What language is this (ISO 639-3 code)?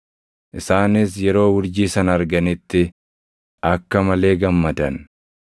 orm